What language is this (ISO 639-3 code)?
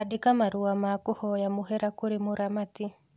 kik